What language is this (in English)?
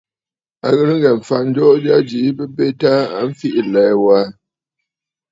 Bafut